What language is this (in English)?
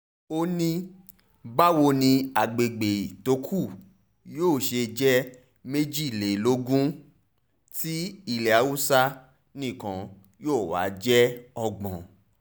Yoruba